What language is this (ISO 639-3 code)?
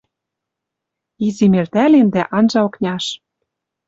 mrj